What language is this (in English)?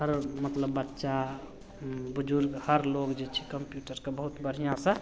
Maithili